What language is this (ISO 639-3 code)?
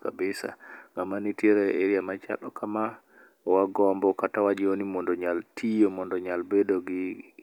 luo